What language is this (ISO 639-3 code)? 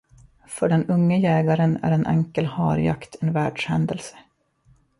swe